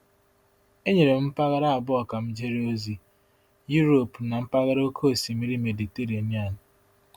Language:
Igbo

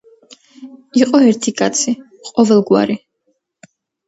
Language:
Georgian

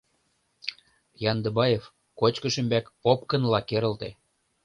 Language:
Mari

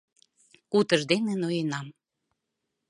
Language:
Mari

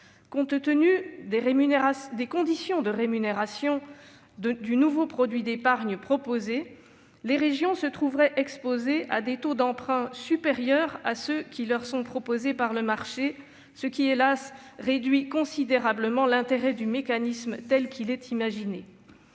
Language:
French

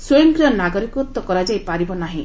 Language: Odia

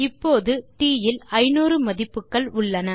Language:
Tamil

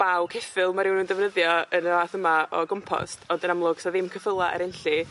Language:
Welsh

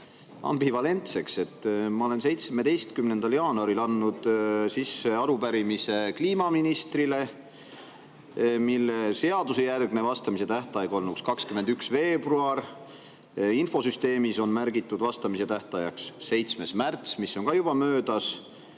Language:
Estonian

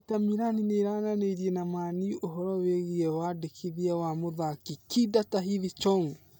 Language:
Kikuyu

